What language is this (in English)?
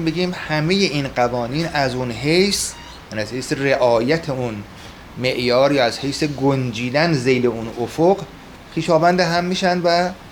Persian